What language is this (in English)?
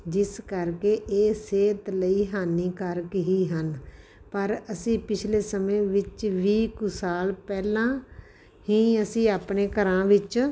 Punjabi